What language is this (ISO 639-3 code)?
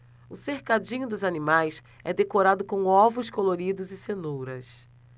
por